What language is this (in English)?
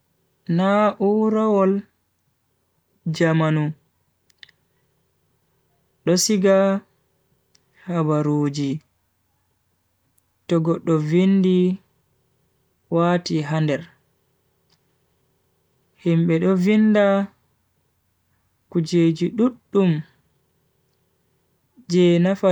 Bagirmi Fulfulde